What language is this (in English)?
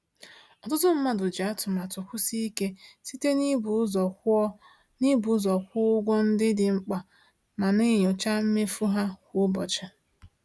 Igbo